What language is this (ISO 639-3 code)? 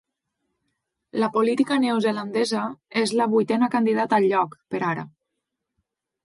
cat